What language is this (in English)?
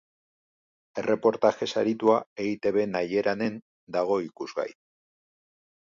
Basque